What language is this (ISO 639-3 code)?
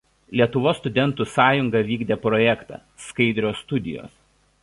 lit